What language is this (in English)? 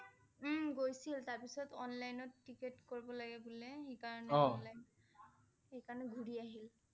Assamese